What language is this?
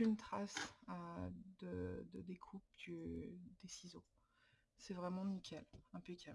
French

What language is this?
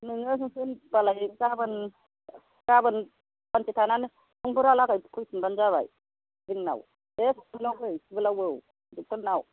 Bodo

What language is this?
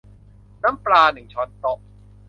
Thai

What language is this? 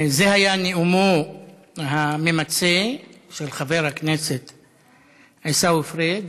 Hebrew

